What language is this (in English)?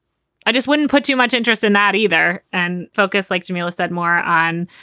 English